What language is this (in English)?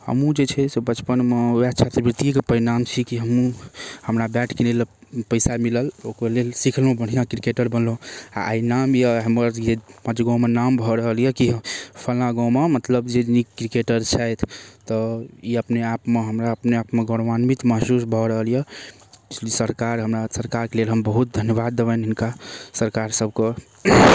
Maithili